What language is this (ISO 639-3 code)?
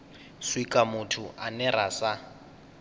ven